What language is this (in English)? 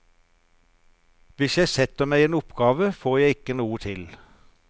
Norwegian